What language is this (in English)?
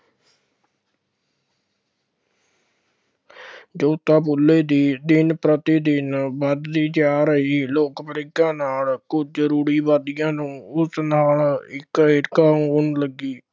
Punjabi